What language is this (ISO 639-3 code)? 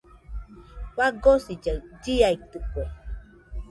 hux